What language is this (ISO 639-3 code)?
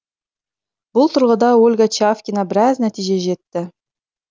kaz